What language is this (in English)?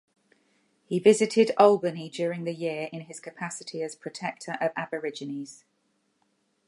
English